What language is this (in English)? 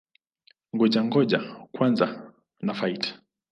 Swahili